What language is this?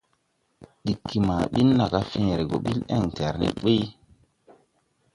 Tupuri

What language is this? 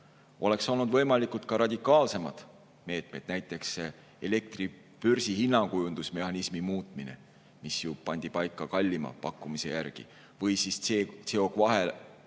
Estonian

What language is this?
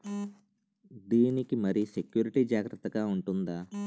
Telugu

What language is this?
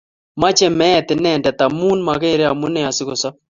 Kalenjin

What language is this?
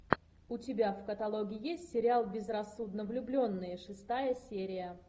Russian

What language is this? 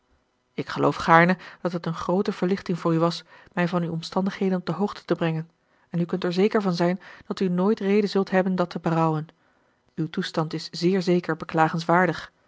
Dutch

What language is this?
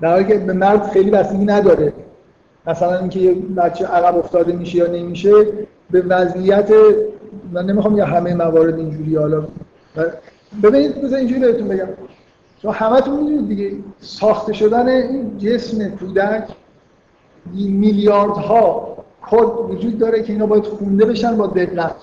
Persian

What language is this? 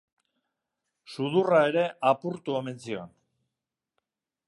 Basque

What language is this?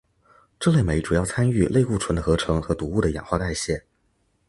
Chinese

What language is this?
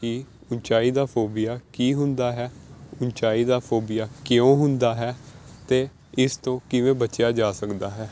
Punjabi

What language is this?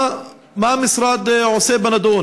Hebrew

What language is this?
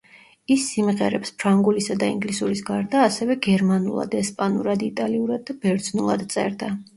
Georgian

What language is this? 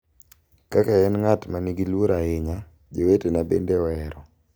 Luo (Kenya and Tanzania)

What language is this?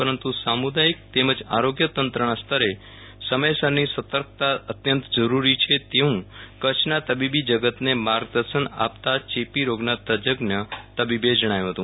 Gujarati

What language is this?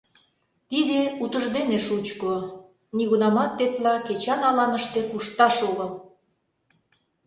Mari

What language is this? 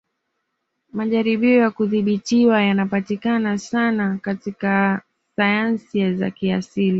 Swahili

